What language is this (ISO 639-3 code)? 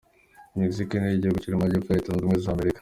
kin